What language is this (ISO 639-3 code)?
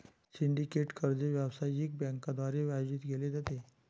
mar